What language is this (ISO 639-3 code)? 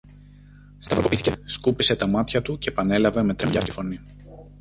ell